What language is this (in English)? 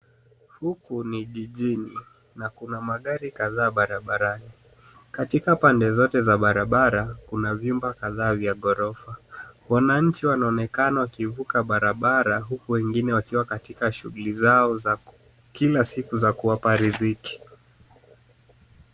Swahili